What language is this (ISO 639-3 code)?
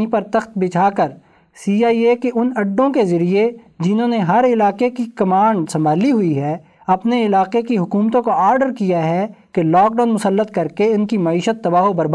urd